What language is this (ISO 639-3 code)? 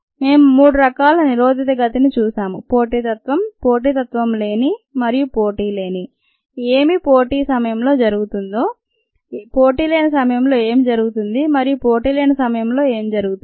tel